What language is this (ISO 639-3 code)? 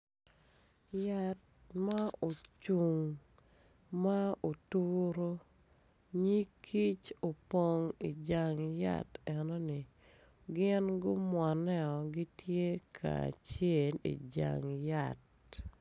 ach